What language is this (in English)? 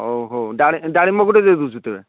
Odia